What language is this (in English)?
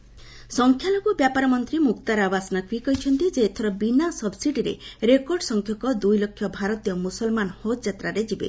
Odia